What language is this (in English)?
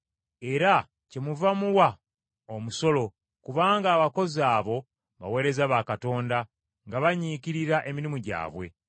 Ganda